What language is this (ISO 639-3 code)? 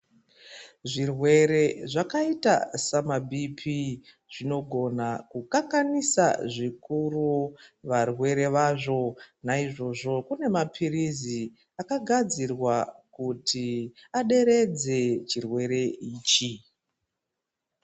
ndc